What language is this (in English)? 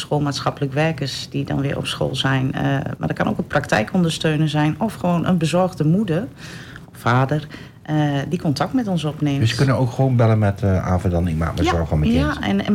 Dutch